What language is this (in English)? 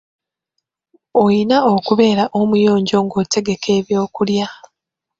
Ganda